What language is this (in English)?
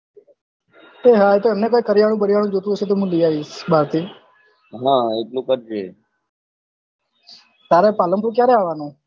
Gujarati